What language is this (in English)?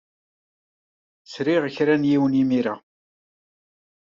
Kabyle